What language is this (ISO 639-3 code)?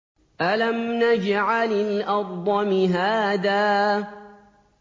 ara